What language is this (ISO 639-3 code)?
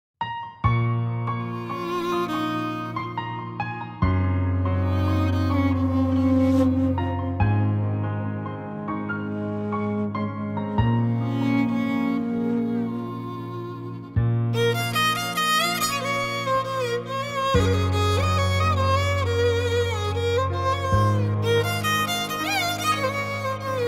ara